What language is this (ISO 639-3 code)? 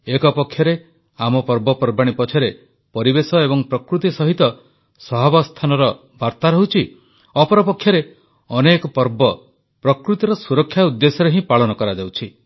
ori